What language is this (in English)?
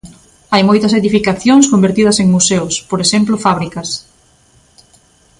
Galician